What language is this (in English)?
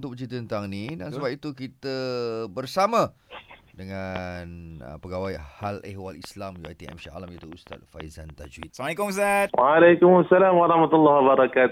Malay